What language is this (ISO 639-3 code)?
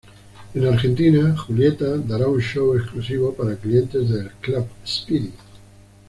spa